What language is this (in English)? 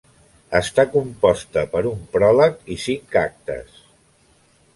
Catalan